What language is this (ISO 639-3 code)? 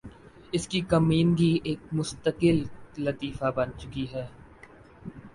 urd